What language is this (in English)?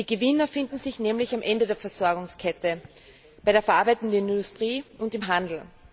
German